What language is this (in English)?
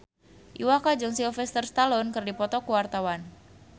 Sundanese